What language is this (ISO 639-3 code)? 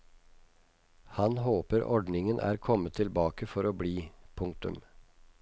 nor